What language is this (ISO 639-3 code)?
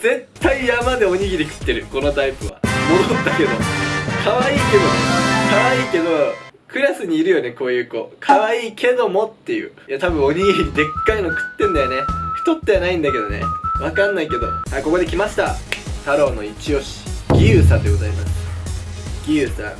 jpn